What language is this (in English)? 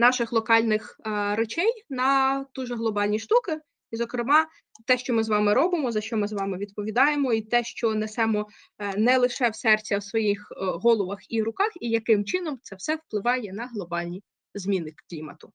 Ukrainian